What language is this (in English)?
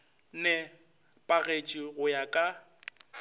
Northern Sotho